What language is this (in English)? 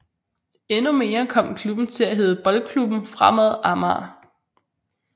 Danish